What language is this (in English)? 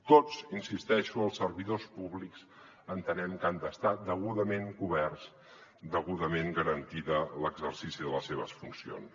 Catalan